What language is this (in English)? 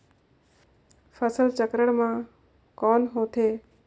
Chhattisgarhi